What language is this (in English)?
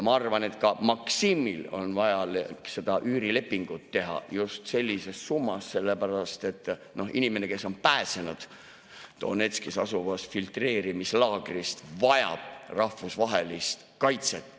Estonian